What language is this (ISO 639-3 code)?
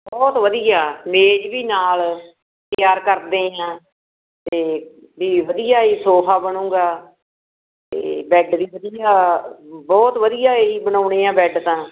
pan